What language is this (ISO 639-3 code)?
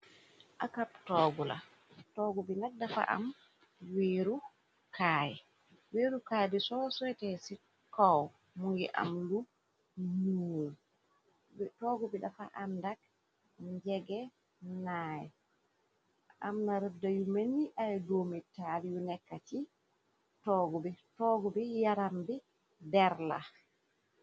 wol